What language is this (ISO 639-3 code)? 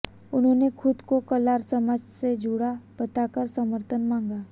hin